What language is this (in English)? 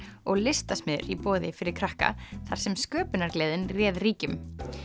Icelandic